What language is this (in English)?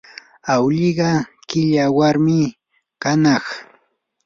Yanahuanca Pasco Quechua